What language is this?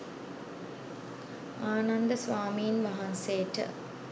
Sinhala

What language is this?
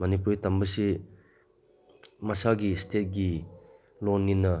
Manipuri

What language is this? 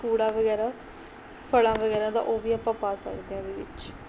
Punjabi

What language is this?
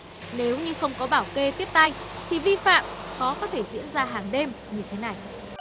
Vietnamese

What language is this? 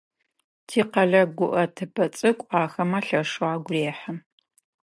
Adyghe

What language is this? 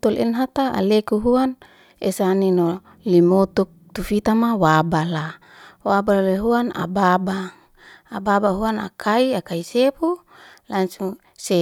Liana-Seti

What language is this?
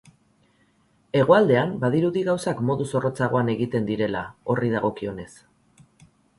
Basque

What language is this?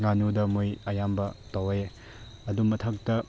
Manipuri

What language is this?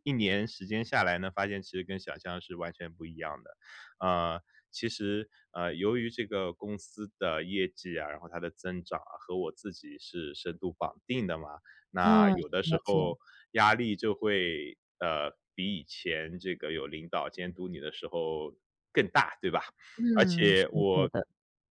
Chinese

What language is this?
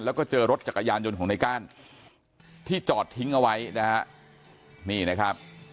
Thai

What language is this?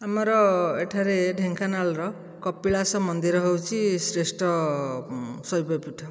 Odia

